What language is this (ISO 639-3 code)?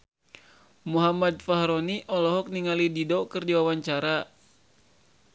sun